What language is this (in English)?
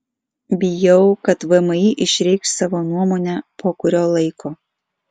Lithuanian